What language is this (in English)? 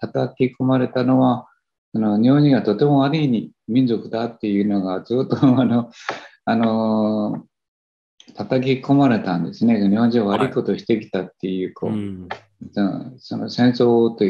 Japanese